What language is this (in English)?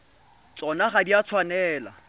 Tswana